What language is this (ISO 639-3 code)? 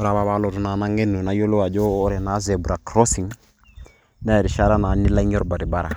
mas